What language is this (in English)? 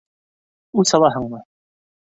Bashkir